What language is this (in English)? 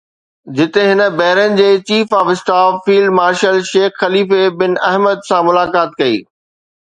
Sindhi